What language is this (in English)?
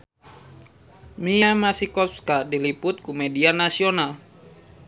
Sundanese